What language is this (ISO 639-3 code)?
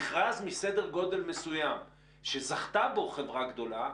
heb